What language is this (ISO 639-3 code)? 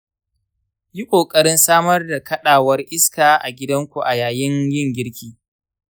hau